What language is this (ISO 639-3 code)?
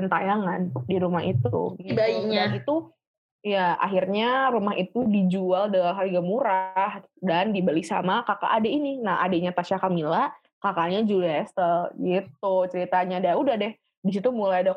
ind